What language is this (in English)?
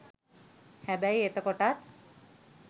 Sinhala